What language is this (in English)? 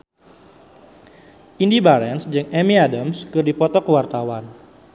Sundanese